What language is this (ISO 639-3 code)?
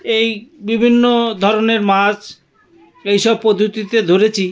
ben